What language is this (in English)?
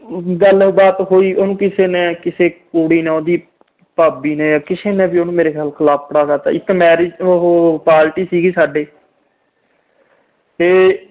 Punjabi